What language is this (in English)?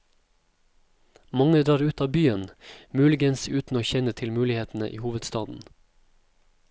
Norwegian